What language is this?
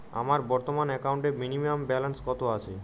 Bangla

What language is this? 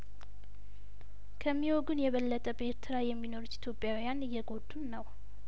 Amharic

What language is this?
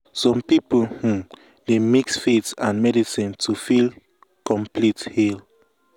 Nigerian Pidgin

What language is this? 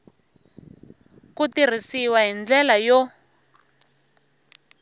Tsonga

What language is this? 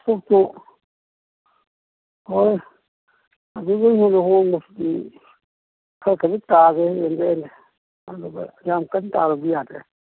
Manipuri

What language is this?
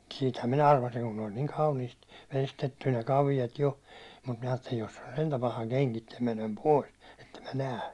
Finnish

